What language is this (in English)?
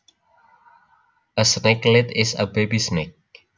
Javanese